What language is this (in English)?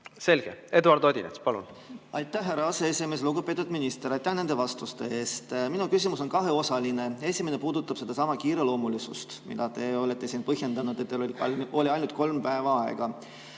Estonian